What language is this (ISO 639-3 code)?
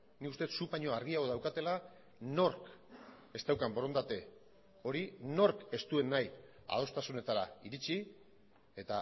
eus